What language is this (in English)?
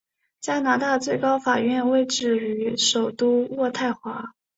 Chinese